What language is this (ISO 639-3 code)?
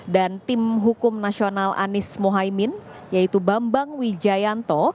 ind